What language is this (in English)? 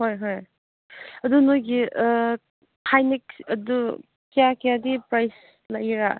Manipuri